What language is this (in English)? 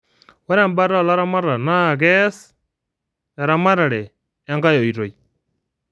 Masai